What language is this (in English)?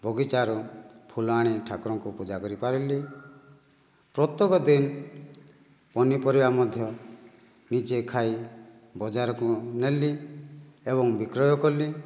Odia